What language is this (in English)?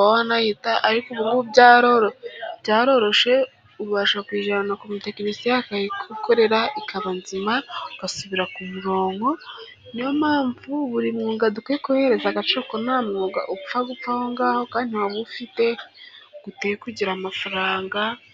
Kinyarwanda